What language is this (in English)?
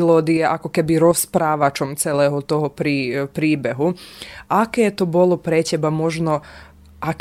Slovak